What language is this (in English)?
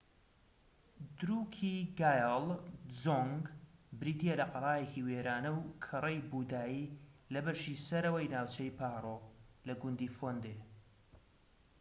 Central Kurdish